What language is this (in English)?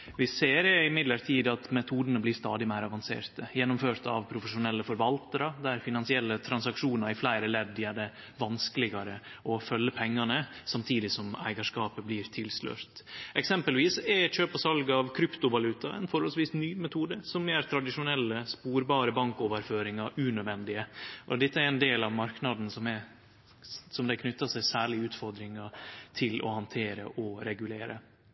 Norwegian Nynorsk